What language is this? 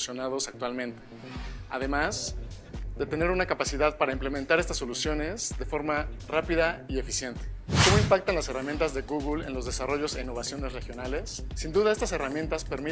Spanish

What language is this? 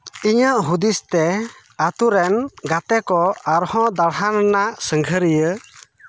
Santali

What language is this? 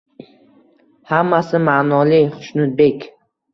Uzbek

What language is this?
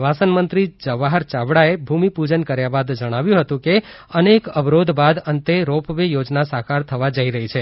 Gujarati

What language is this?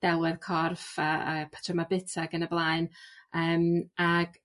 Welsh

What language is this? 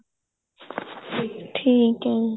Punjabi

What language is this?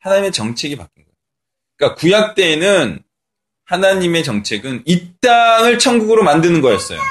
Korean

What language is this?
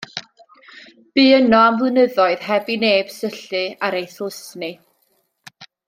Welsh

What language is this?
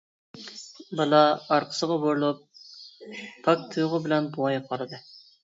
Uyghur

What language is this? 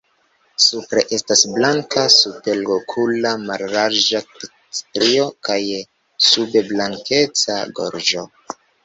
Esperanto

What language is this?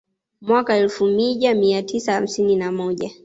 Swahili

